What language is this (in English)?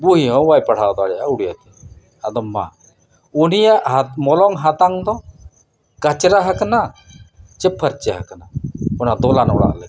Santali